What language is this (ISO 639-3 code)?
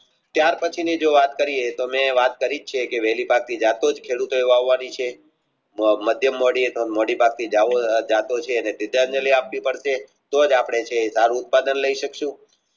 guj